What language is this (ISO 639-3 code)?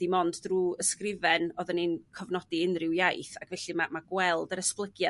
cym